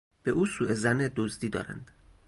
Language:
Persian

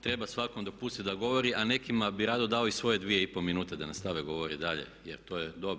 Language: Croatian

